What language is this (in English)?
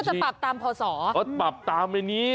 Thai